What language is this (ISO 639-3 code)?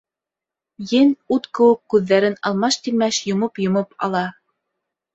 bak